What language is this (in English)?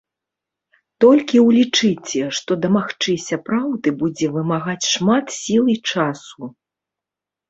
Belarusian